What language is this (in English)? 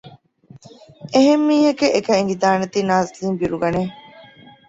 Divehi